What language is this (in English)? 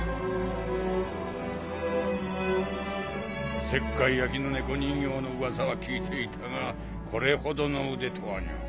Japanese